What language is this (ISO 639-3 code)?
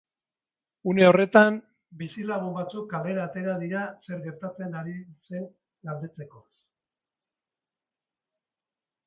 eus